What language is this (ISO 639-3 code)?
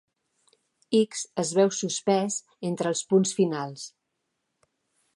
cat